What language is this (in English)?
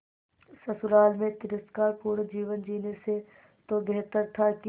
Hindi